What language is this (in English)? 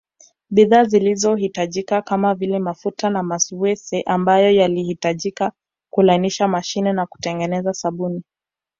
Swahili